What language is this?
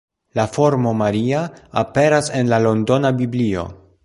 Esperanto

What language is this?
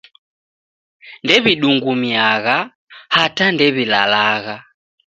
Taita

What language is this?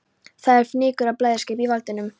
Icelandic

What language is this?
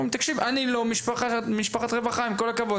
Hebrew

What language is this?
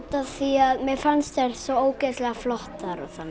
Icelandic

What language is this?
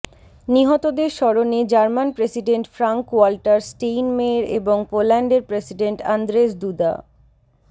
Bangla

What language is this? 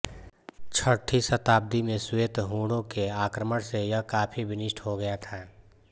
Hindi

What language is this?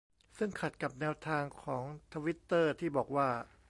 Thai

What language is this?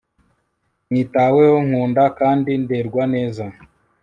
Kinyarwanda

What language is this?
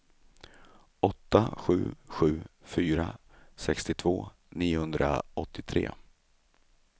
Swedish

